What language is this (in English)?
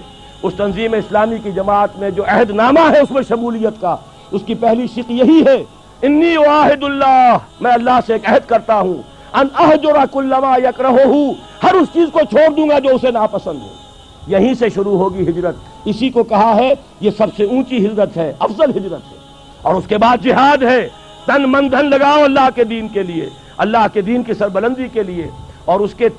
Urdu